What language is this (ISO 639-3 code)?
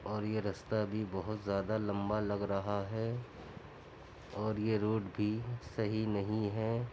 urd